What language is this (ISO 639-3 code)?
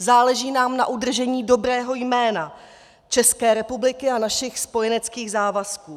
ces